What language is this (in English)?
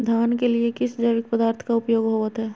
Magahi